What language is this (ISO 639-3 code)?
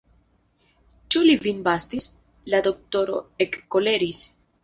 epo